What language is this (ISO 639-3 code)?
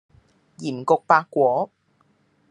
yue